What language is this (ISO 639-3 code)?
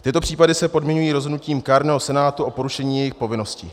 ces